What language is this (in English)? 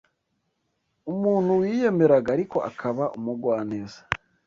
Kinyarwanda